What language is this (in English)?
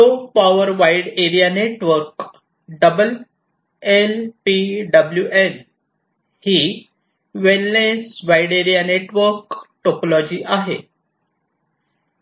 Marathi